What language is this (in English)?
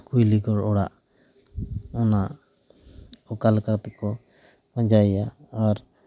Santali